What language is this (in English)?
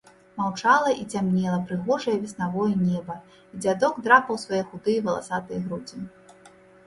Belarusian